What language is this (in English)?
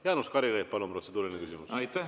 Estonian